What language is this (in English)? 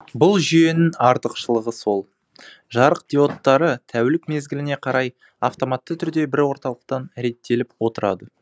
Kazakh